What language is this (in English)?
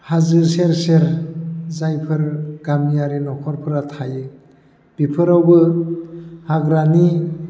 Bodo